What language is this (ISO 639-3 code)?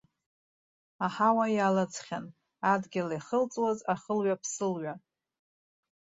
abk